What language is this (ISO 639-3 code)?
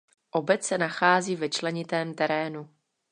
ces